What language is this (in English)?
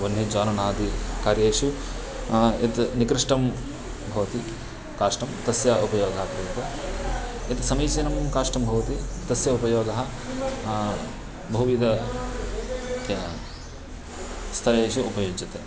Sanskrit